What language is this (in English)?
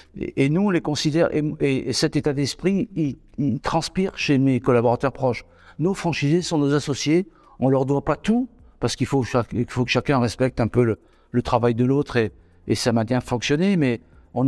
French